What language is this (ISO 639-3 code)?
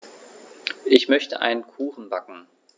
deu